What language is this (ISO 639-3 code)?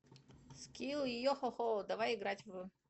rus